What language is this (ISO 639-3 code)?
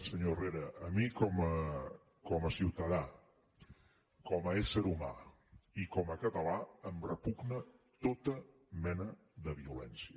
cat